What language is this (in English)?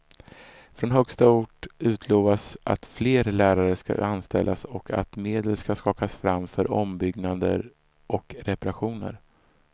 Swedish